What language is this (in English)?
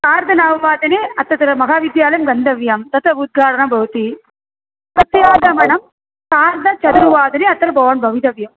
Sanskrit